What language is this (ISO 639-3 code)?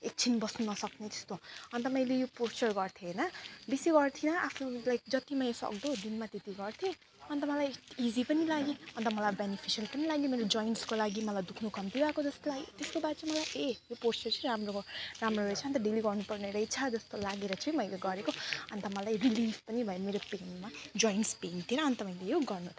nep